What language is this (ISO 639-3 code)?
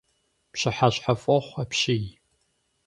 kbd